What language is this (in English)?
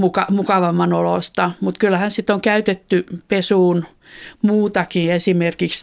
Finnish